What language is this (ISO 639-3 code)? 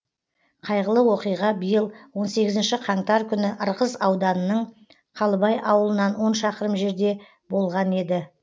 kaz